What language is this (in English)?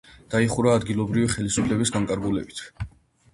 Georgian